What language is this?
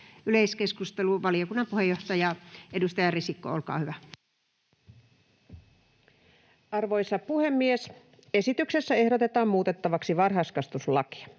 Finnish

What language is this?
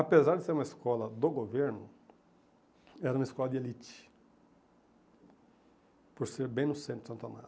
Portuguese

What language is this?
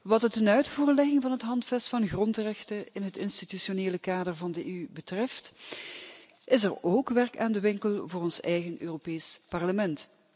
Dutch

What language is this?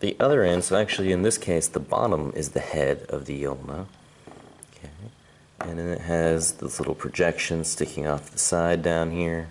English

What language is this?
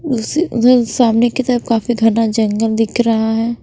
Hindi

